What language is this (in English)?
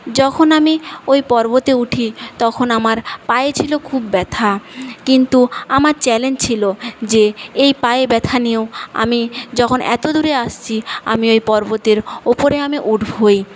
Bangla